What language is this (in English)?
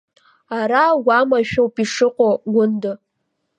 Abkhazian